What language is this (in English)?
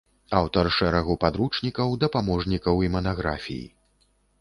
Belarusian